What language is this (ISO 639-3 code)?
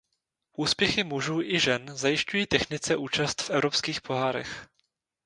ces